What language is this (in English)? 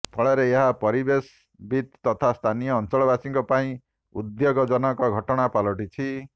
Odia